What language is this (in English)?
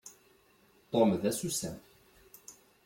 Kabyle